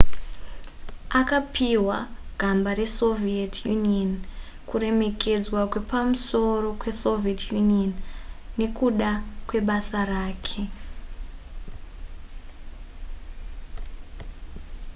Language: Shona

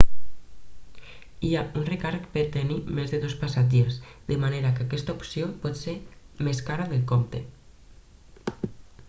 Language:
Catalan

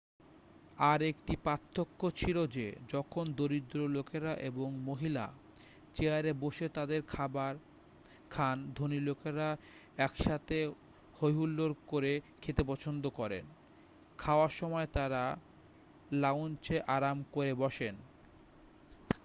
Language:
Bangla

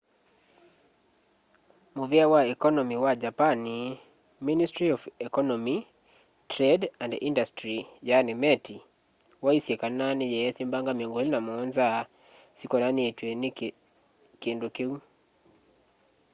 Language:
Kamba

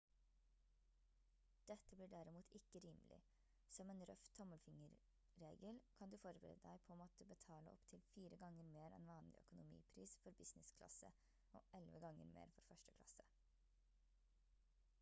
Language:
Norwegian Bokmål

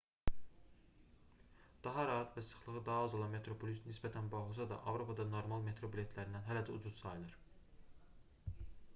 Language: Azerbaijani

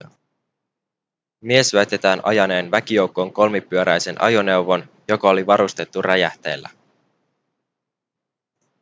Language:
Finnish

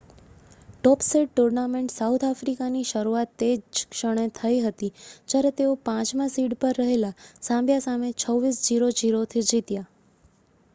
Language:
Gujarati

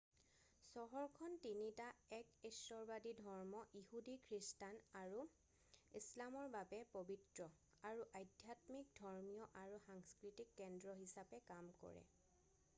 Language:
Assamese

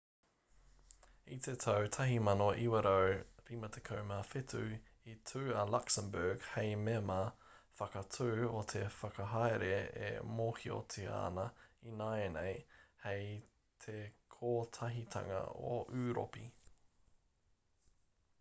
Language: Māori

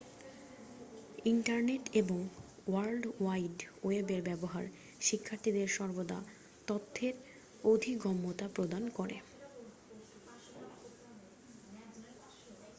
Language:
Bangla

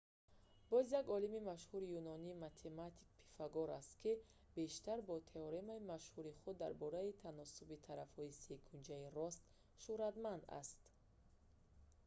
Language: Tajik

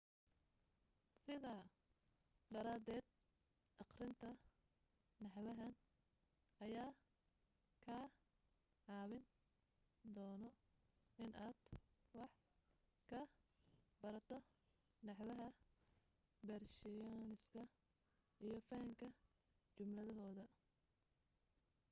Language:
Somali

